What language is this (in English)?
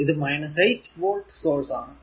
Malayalam